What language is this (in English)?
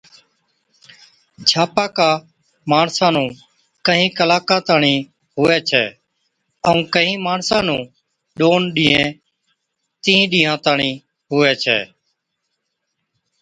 Od